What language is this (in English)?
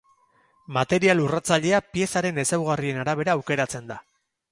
Basque